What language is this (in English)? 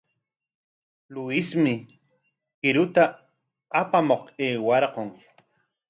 Corongo Ancash Quechua